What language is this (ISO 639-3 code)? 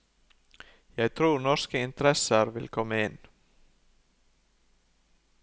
nor